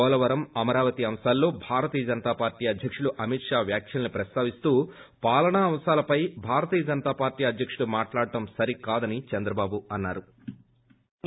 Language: Telugu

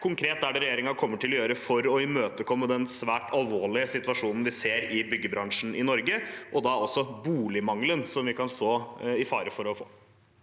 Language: Norwegian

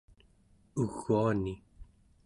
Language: Central Yupik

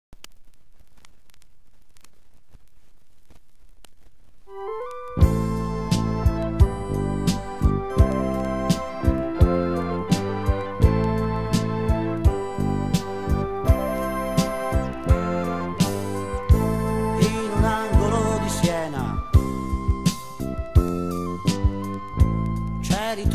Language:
Italian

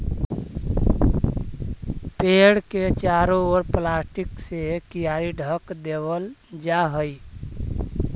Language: Magahi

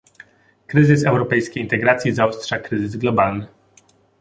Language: Polish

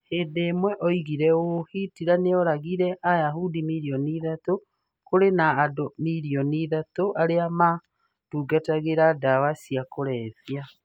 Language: Kikuyu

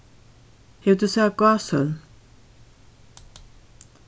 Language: Faroese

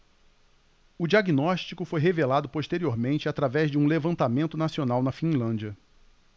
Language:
Portuguese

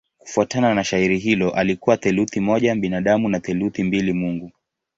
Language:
Swahili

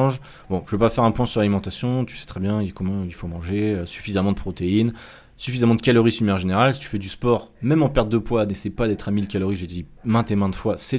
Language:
French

